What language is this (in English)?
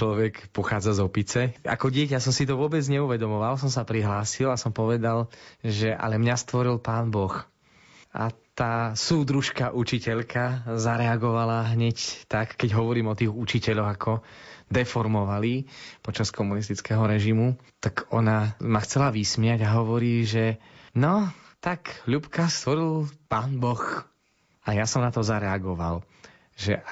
Slovak